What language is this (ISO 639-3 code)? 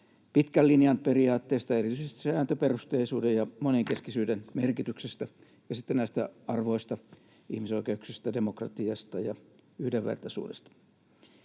fin